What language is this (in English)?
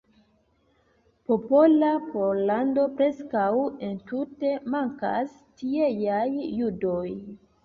Esperanto